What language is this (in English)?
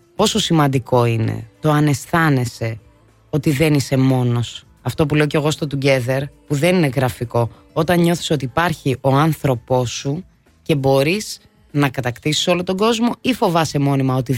Greek